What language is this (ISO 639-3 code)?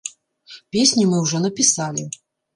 bel